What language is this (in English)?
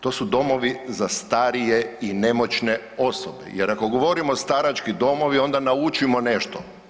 Croatian